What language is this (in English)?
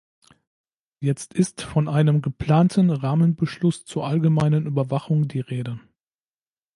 German